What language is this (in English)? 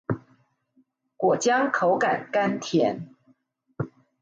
Chinese